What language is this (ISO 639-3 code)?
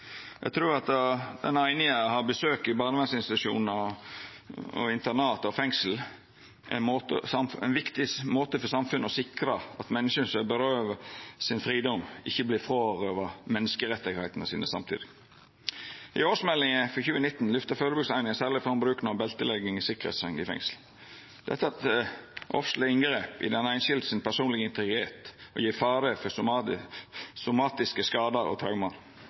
nno